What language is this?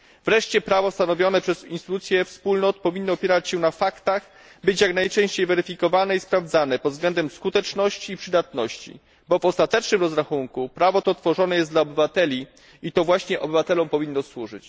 Polish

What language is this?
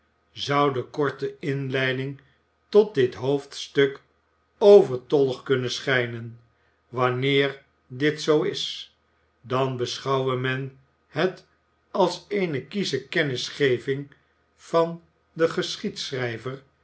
Dutch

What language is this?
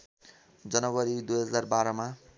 Nepali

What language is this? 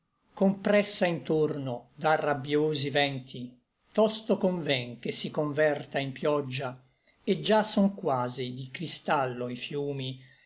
Italian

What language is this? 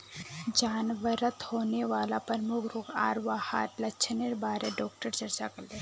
Magahi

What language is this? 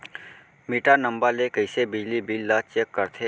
Chhattisgarhi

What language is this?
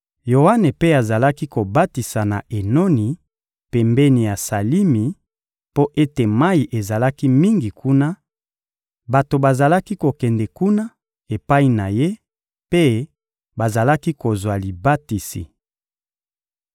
Lingala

